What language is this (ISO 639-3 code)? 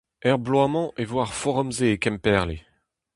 bre